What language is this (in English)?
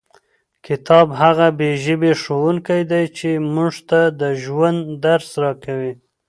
Pashto